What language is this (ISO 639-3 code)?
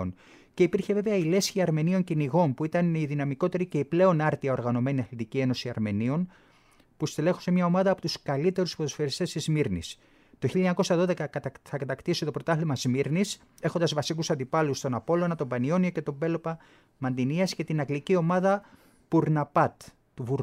ell